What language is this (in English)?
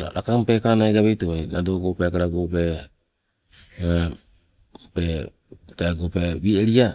Sibe